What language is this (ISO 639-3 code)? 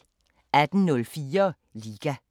dan